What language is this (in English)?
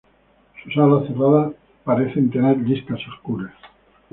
Spanish